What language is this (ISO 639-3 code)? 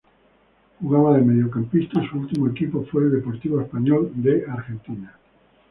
spa